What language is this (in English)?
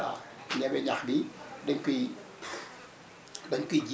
Wolof